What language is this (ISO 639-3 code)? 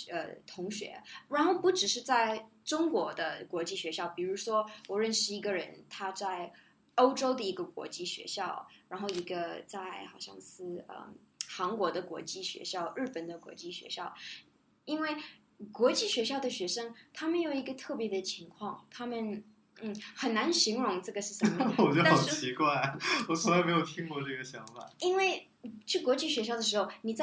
zho